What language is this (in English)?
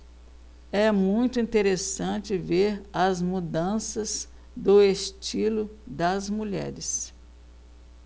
Portuguese